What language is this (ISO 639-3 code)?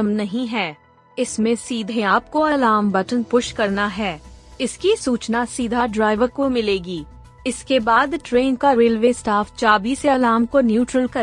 hin